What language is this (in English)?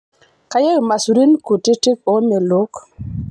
Masai